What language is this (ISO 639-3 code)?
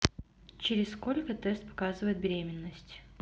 rus